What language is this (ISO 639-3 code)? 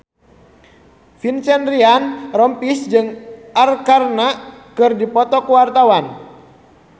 sun